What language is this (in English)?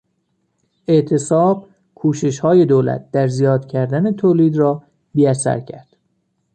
Persian